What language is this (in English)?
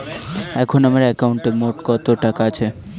Bangla